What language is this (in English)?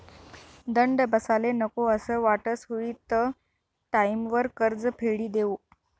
Marathi